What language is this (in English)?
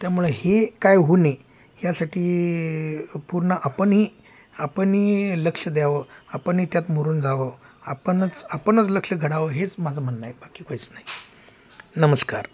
Marathi